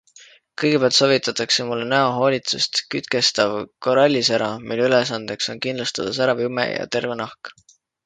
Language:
Estonian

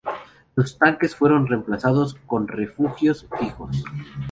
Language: Spanish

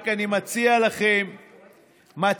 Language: Hebrew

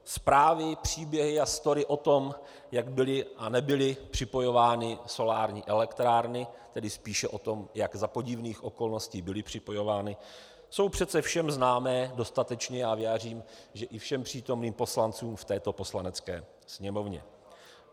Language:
Czech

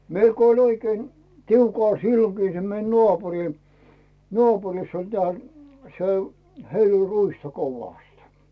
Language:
Finnish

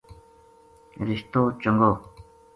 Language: Gujari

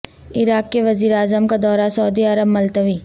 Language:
Urdu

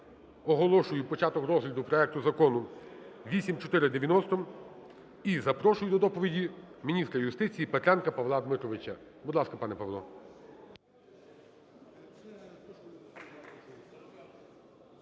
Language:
Ukrainian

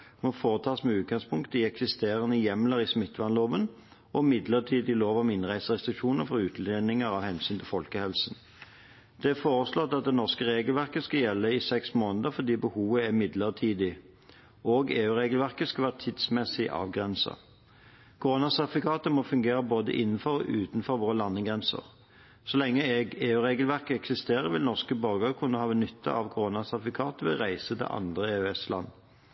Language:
Norwegian Bokmål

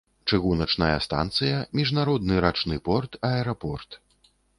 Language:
Belarusian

